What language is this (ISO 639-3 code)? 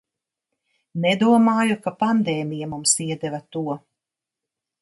lav